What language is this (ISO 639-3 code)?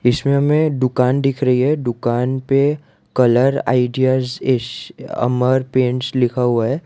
hin